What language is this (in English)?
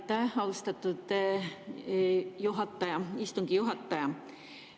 Estonian